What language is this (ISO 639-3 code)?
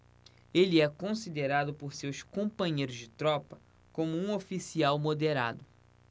por